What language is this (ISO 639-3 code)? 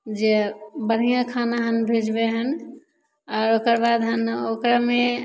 mai